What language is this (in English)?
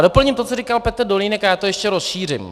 Czech